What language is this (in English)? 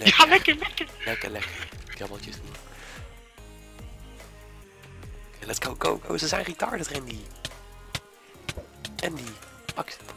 Dutch